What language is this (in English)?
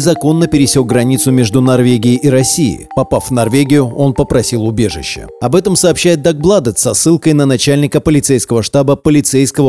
Russian